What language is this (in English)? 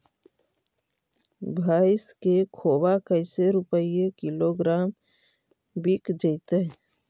Magahi